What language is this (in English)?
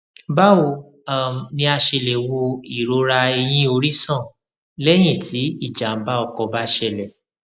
Yoruba